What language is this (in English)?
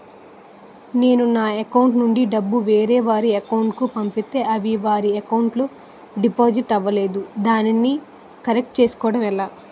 Telugu